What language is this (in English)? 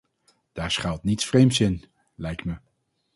Dutch